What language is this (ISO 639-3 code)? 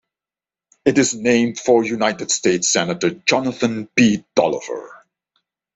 eng